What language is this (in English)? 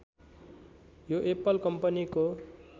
Nepali